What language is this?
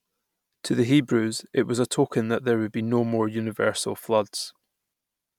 English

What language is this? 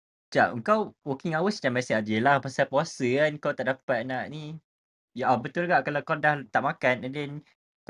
Malay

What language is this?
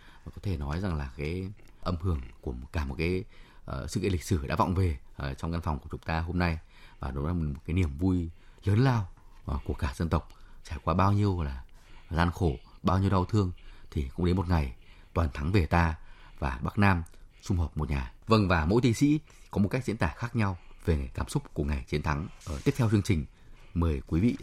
Vietnamese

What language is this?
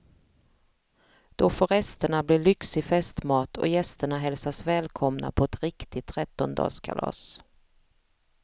Swedish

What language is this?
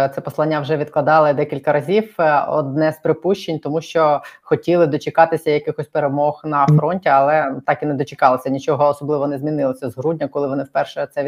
Ukrainian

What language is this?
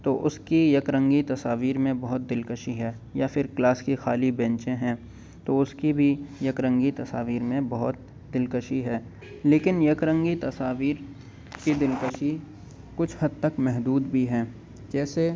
Urdu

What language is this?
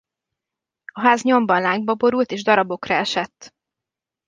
Hungarian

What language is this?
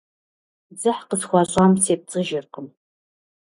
Kabardian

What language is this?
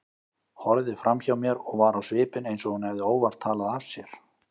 Icelandic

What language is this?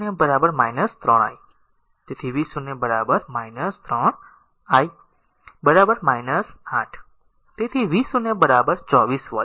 Gujarati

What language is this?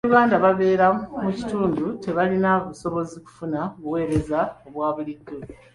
Ganda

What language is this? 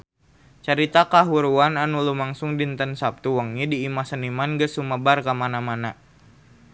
Sundanese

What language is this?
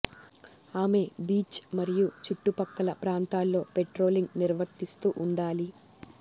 Telugu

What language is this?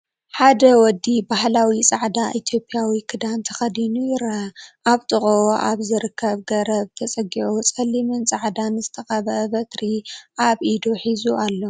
Tigrinya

